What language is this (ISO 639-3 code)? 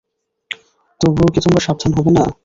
ben